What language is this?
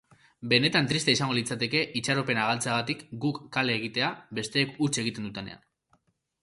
Basque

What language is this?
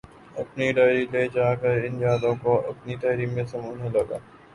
Urdu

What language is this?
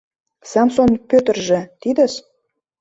Mari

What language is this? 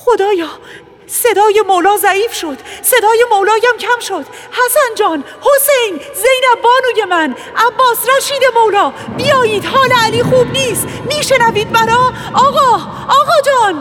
Persian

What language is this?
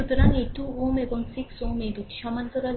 Bangla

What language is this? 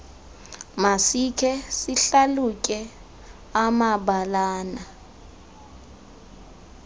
Xhosa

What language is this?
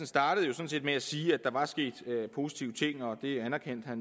Danish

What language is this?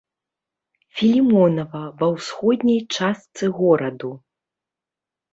Belarusian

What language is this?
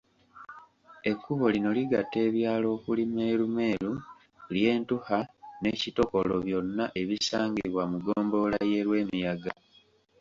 Ganda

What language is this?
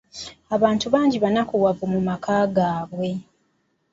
Ganda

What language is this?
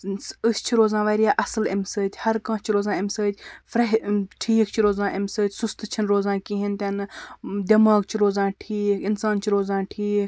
Kashmiri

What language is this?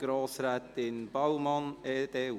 Swiss German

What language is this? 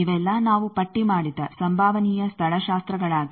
Kannada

